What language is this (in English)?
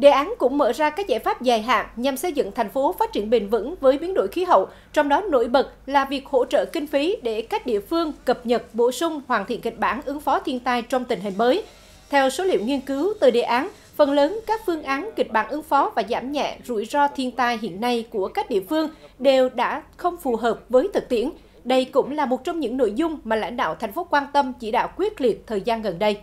Vietnamese